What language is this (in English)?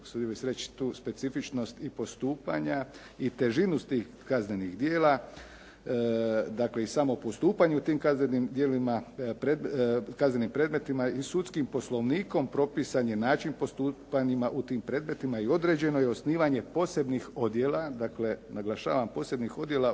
Croatian